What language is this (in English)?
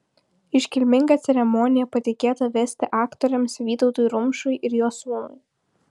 Lithuanian